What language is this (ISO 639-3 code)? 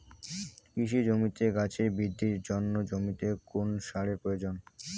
ben